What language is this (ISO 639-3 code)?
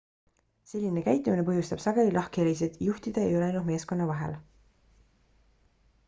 est